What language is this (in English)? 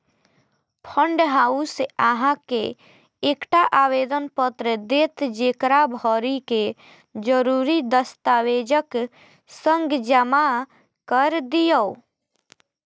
Maithili